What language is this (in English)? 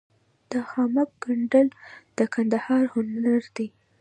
Pashto